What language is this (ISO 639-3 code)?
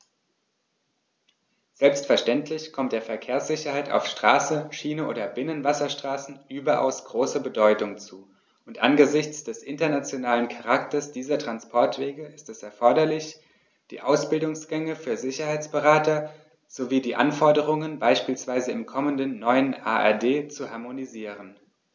deu